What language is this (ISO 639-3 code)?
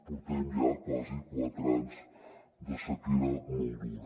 cat